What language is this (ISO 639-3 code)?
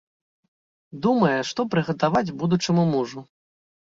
bel